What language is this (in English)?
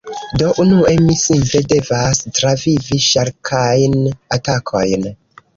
Esperanto